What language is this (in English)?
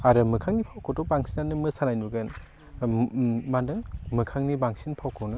Bodo